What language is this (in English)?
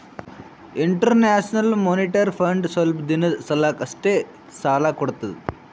Kannada